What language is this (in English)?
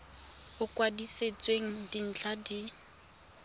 Tswana